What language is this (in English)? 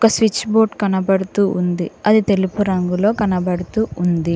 Telugu